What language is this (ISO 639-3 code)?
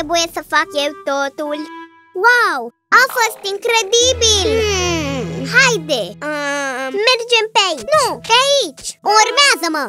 ron